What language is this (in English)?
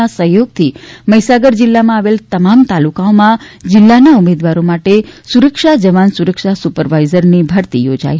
Gujarati